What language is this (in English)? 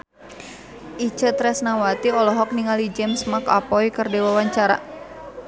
Sundanese